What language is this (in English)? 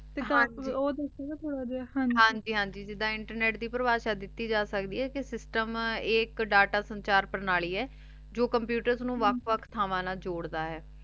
Punjabi